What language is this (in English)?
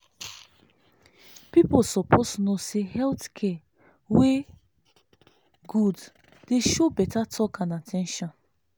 Nigerian Pidgin